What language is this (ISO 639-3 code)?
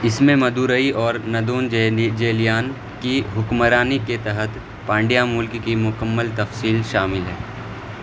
urd